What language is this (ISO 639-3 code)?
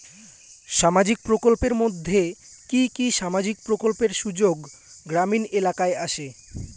ben